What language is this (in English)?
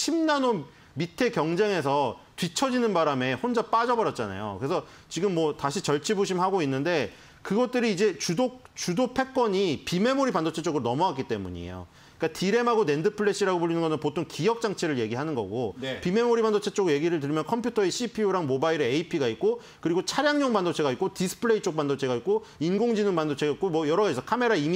Korean